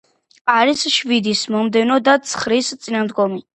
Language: Georgian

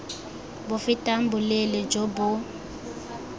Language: Tswana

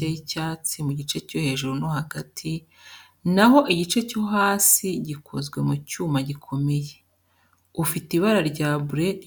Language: Kinyarwanda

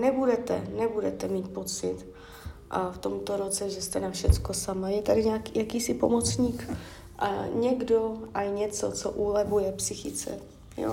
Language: Czech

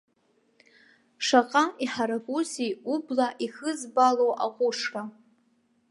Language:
Abkhazian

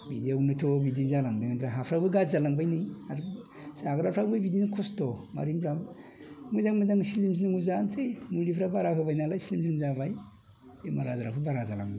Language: Bodo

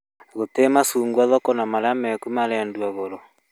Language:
Kikuyu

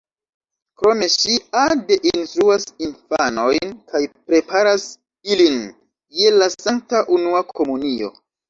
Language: Esperanto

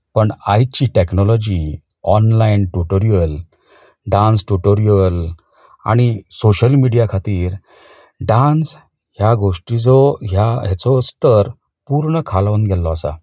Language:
Konkani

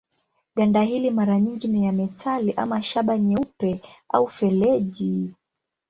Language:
Swahili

